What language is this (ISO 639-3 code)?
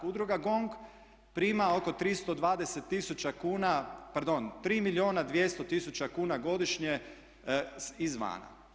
hrv